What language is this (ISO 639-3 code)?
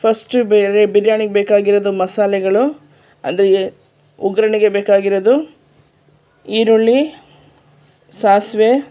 kan